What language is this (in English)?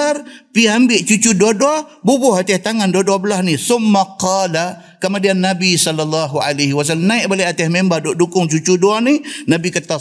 Malay